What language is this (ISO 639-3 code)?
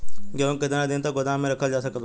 bho